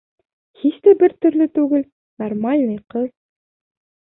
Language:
Bashkir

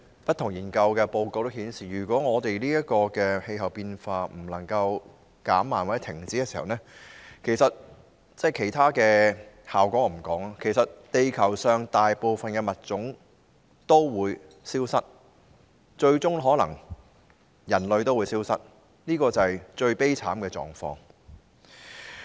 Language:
Cantonese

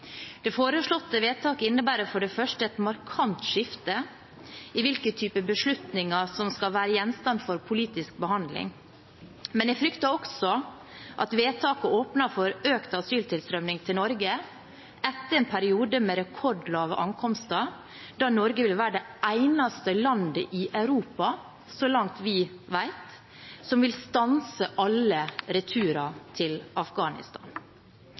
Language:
Norwegian Bokmål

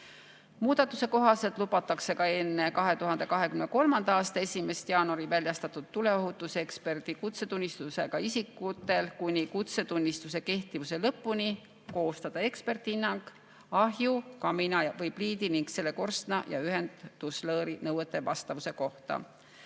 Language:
Estonian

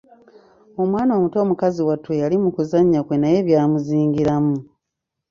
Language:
Ganda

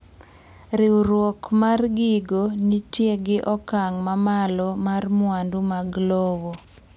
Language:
Luo (Kenya and Tanzania)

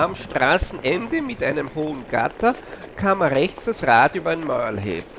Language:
German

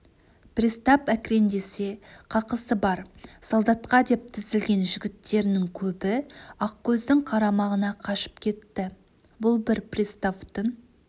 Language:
Kazakh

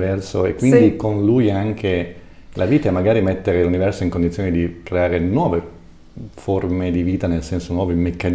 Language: Italian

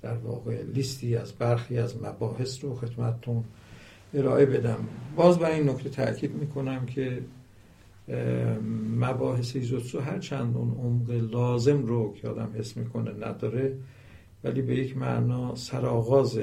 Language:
Persian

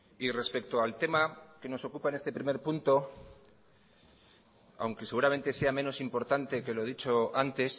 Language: Spanish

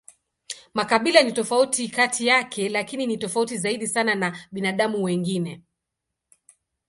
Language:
Swahili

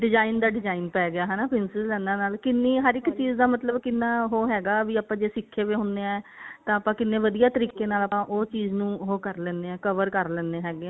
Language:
Punjabi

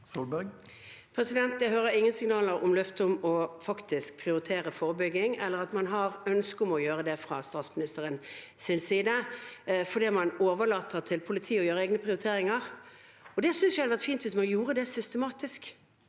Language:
Norwegian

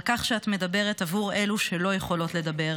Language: Hebrew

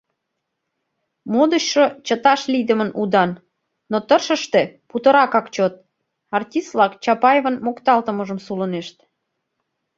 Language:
Mari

